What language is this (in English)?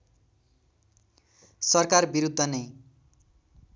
Nepali